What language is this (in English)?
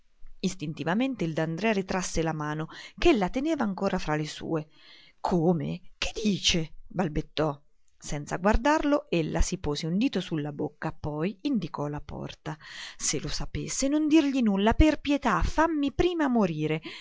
Italian